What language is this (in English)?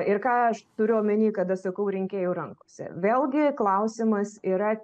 Lithuanian